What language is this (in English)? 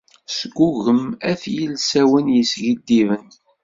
Kabyle